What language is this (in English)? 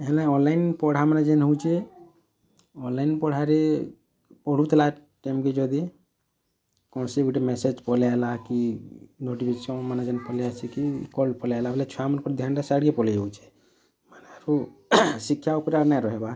Odia